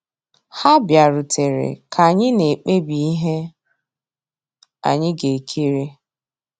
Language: Igbo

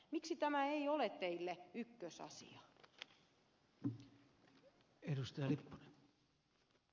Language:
Finnish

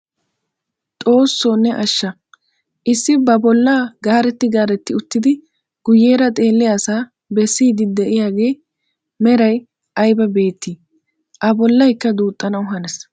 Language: Wolaytta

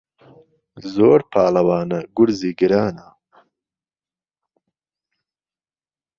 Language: Central Kurdish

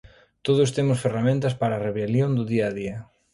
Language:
Galician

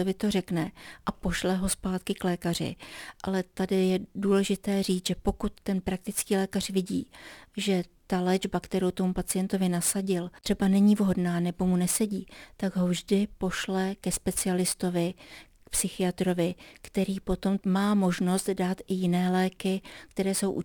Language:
Czech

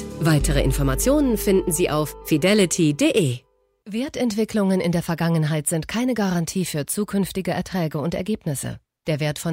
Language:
German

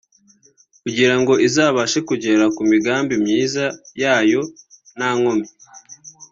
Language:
Kinyarwanda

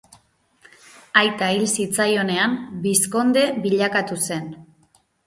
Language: Basque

